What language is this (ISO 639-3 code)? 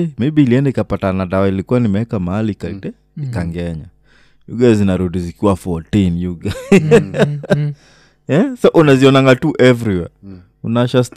swa